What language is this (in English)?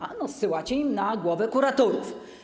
Polish